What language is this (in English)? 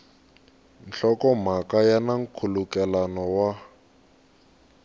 Tsonga